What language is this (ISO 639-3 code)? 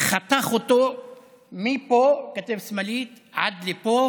heb